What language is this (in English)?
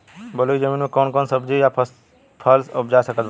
Bhojpuri